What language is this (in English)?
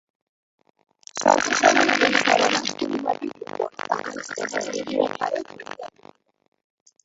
Bangla